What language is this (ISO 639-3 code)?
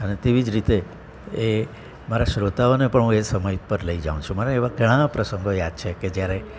guj